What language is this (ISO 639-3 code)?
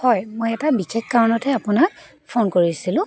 asm